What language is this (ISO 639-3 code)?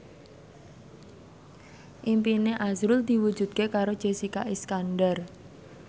jav